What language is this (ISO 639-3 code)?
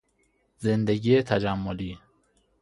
fas